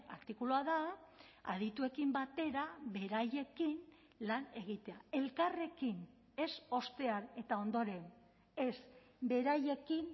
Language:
Basque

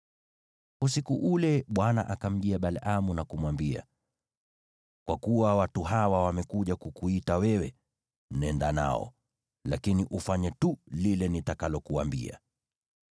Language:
Swahili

